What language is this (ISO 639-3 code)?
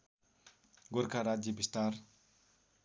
nep